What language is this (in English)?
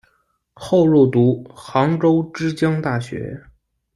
Chinese